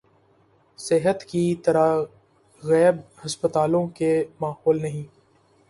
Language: Urdu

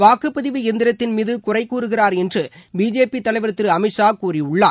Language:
Tamil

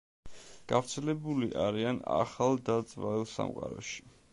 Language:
Georgian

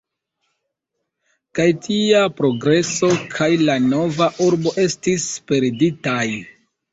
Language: Esperanto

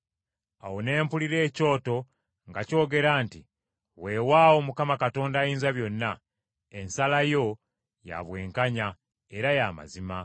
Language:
Ganda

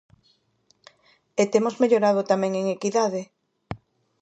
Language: Galician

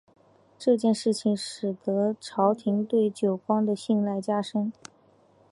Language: Chinese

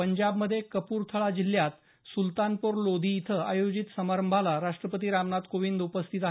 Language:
Marathi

